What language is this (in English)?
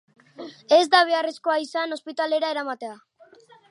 Basque